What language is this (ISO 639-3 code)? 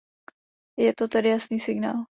ces